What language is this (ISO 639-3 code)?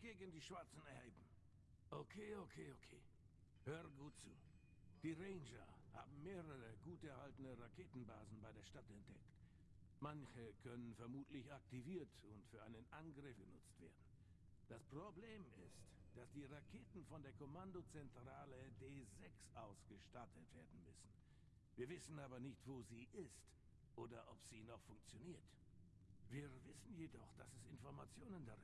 deu